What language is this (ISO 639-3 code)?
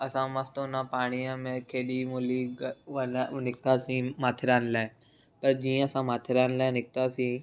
snd